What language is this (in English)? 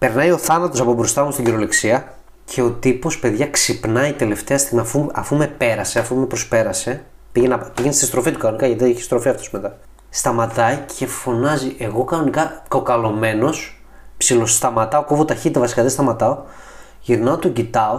Greek